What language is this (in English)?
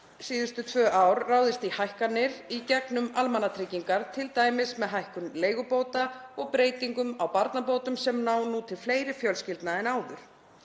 Icelandic